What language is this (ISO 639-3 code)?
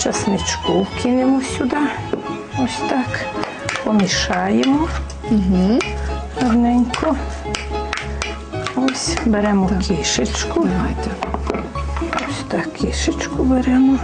ukr